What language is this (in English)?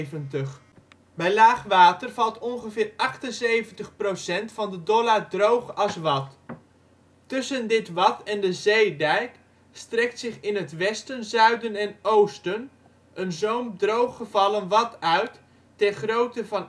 Dutch